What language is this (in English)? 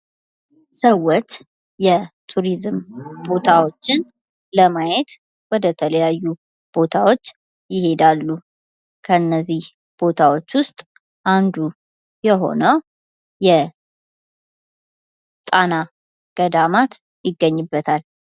Amharic